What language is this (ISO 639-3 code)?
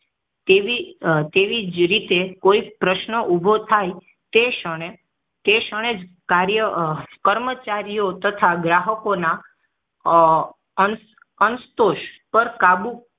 guj